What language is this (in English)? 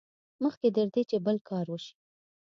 Pashto